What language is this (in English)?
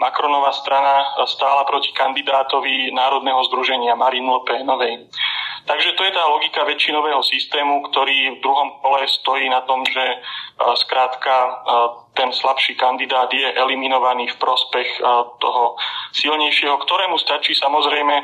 Slovak